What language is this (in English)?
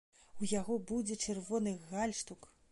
Belarusian